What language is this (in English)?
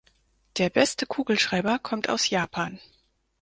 German